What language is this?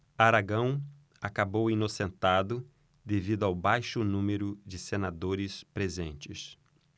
Portuguese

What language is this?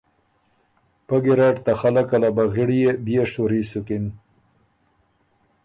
Ormuri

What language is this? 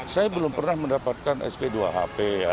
Indonesian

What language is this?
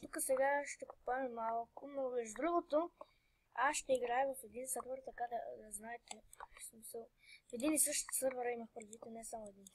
Bulgarian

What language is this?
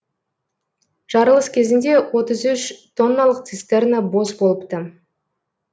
Kazakh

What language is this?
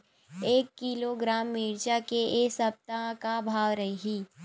Chhattisgarhi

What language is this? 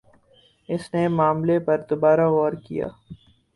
Urdu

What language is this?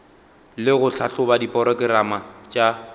Northern Sotho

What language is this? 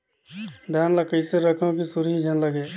Chhattisgarhi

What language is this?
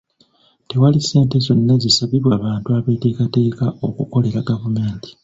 Ganda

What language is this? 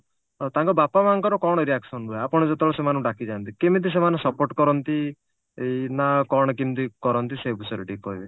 Odia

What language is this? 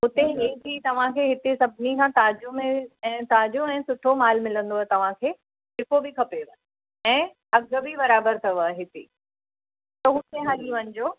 Sindhi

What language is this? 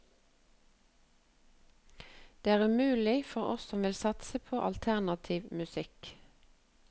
Norwegian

